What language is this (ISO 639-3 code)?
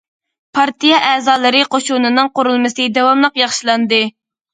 uig